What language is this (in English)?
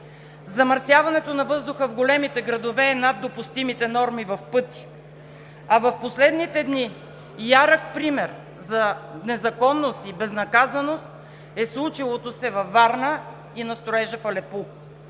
Bulgarian